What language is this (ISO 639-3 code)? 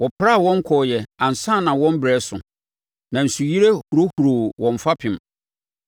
aka